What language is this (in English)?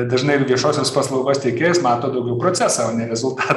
Lithuanian